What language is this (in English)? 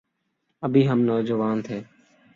Urdu